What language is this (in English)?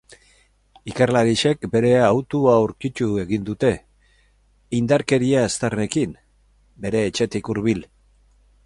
Basque